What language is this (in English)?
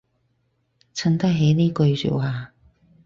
Cantonese